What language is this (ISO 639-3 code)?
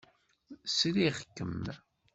kab